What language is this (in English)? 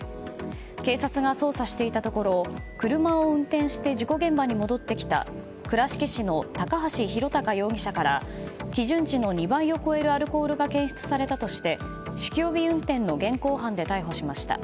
Japanese